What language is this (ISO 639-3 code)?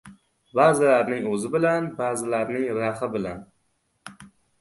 uzb